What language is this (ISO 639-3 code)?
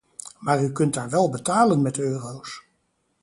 nld